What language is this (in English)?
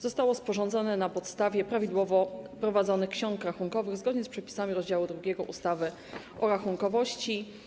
Polish